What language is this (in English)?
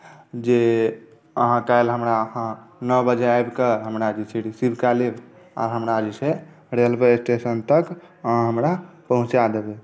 Maithili